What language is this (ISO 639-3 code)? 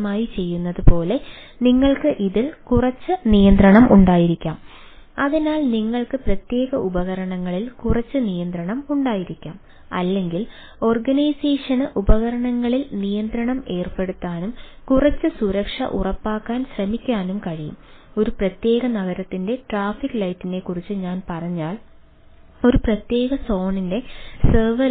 mal